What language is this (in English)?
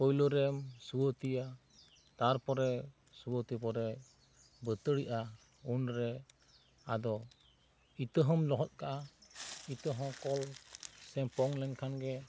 Santali